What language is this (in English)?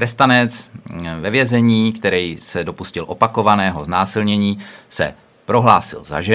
Czech